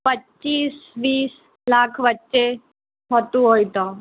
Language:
Gujarati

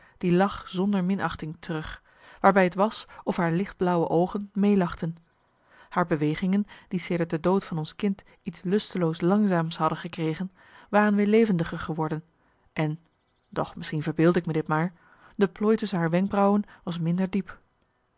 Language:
Dutch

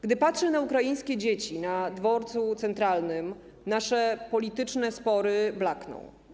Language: Polish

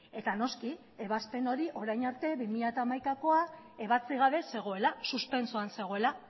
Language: Basque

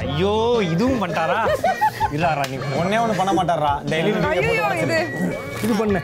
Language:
Tamil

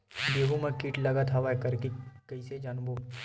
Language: Chhattisgarhi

